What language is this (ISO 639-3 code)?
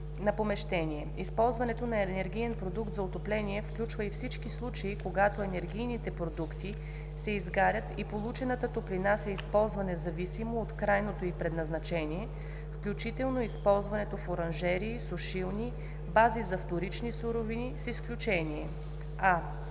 bul